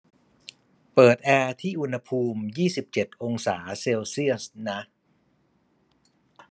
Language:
Thai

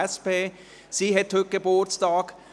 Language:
Swiss German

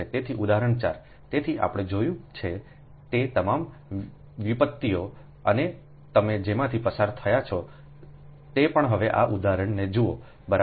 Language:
Gujarati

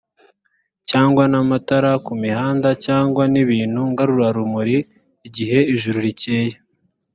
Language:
Kinyarwanda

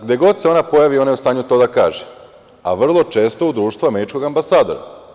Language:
Serbian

